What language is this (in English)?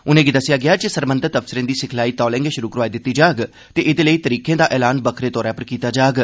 Dogri